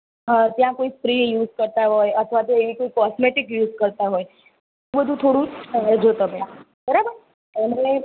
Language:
Gujarati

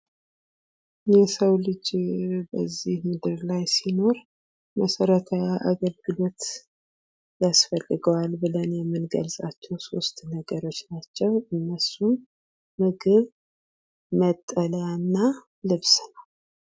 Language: Amharic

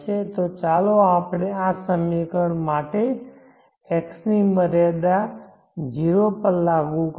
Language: Gujarati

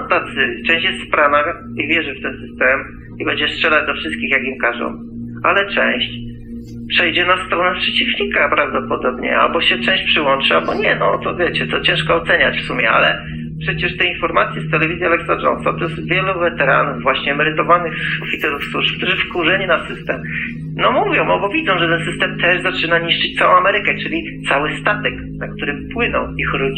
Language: Polish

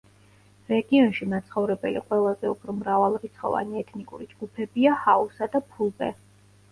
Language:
Georgian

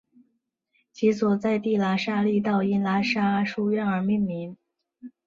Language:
Chinese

